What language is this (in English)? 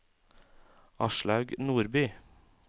Norwegian